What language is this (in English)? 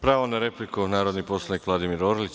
Serbian